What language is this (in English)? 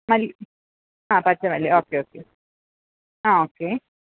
Malayalam